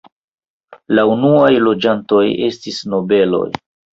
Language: Esperanto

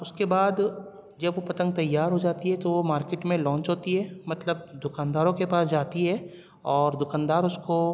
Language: Urdu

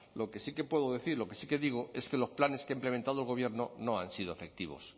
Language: Spanish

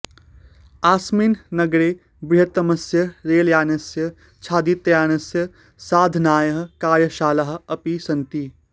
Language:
Sanskrit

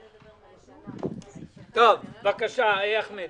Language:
Hebrew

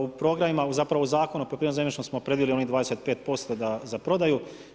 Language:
Croatian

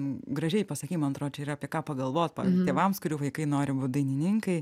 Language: Lithuanian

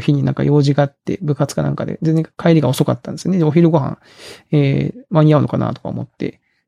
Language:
Japanese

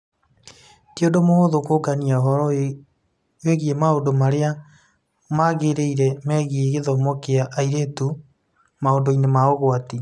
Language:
Kikuyu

